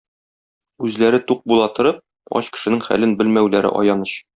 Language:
Tatar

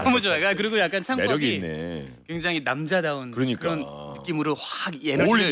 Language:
Korean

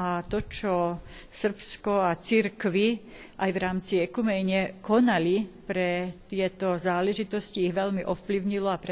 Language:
Slovak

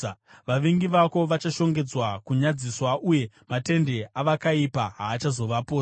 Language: Shona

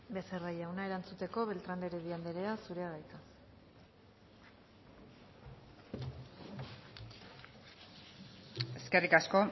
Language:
Basque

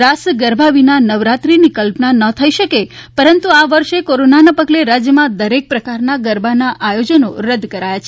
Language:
Gujarati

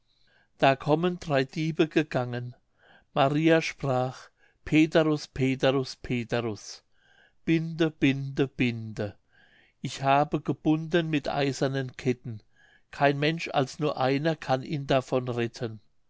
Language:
German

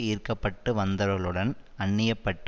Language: Tamil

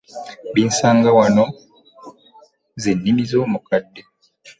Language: Ganda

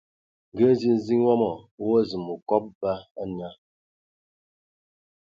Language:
Ewondo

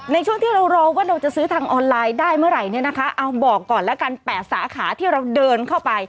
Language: Thai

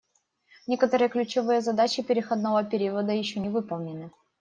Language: Russian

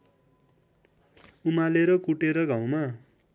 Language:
Nepali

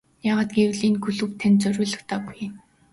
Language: Mongolian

